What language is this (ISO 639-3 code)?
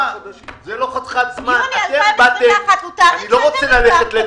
heb